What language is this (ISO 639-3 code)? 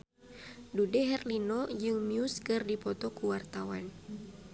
sun